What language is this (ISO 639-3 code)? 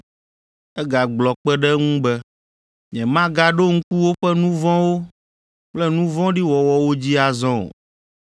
ewe